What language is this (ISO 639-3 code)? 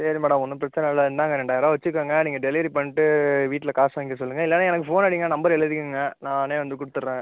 tam